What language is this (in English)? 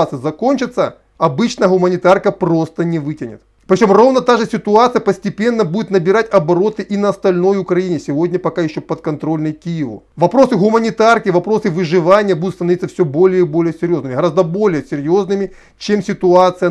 Russian